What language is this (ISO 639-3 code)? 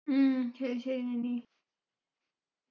mal